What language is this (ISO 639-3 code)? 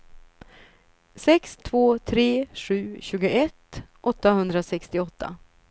swe